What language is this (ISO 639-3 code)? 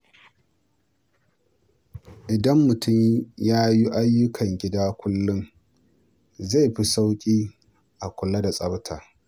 hau